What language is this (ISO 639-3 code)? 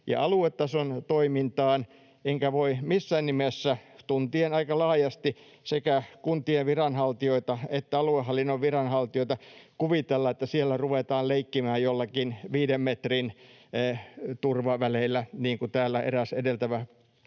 fin